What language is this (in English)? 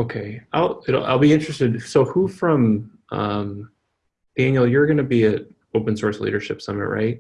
English